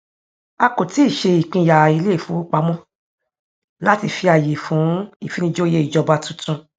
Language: Yoruba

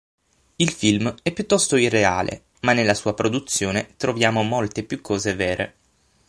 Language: Italian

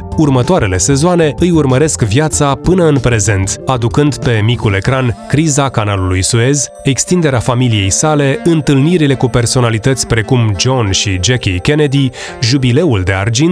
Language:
Romanian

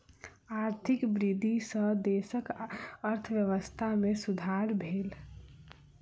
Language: Maithili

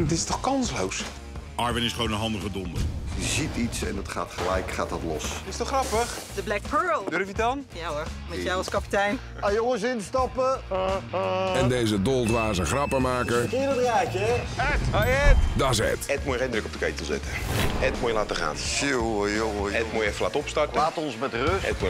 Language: Dutch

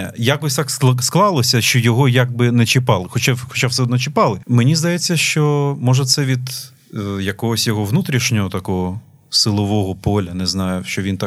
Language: Ukrainian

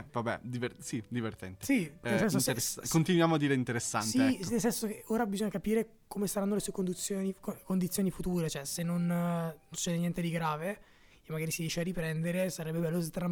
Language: Italian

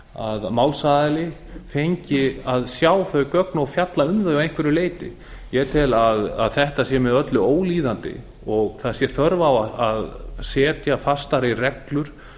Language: Icelandic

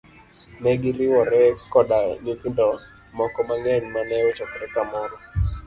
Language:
Luo (Kenya and Tanzania)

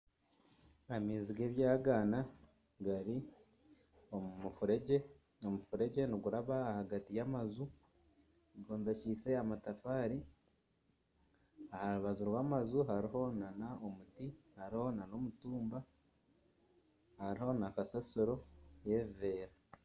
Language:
Nyankole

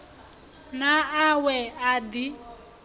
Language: Venda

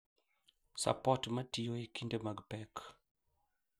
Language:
Luo (Kenya and Tanzania)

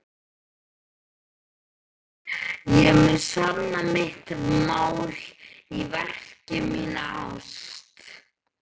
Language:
Icelandic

